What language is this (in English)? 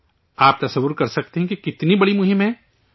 Urdu